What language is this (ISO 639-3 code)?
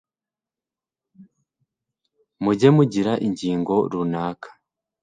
kin